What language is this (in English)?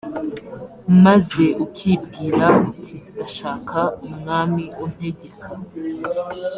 Kinyarwanda